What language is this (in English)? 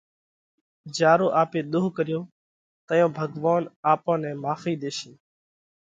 Parkari Koli